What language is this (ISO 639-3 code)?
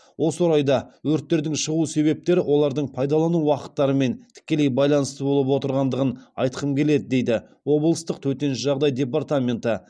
kaz